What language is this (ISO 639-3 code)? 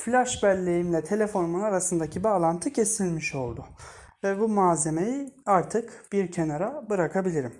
tur